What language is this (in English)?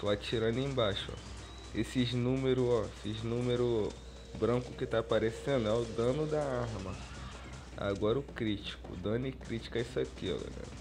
Portuguese